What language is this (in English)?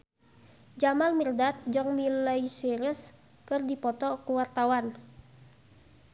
Sundanese